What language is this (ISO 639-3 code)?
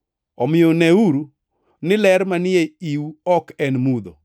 luo